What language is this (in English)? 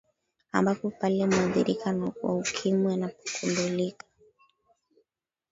Swahili